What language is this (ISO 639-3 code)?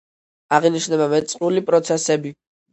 kat